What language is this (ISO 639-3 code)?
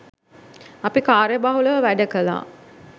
sin